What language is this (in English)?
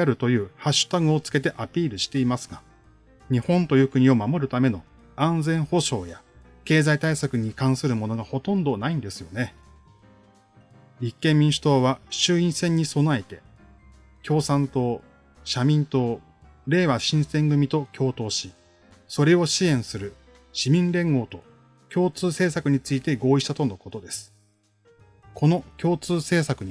Japanese